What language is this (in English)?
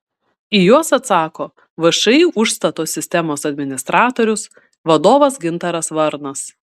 Lithuanian